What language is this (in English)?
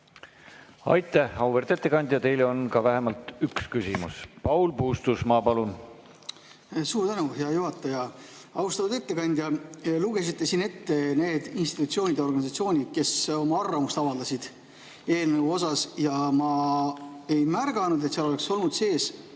Estonian